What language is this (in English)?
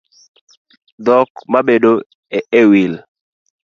Luo (Kenya and Tanzania)